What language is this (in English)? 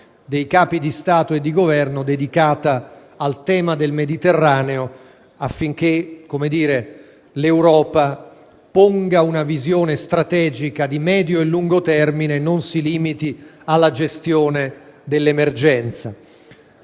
Italian